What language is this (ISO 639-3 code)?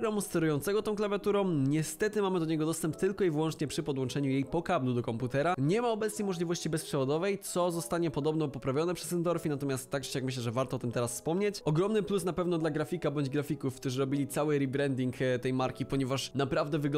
pol